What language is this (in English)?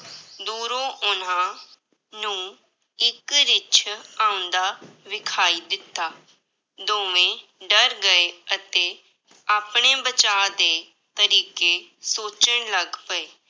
Punjabi